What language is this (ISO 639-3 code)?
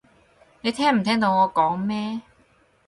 yue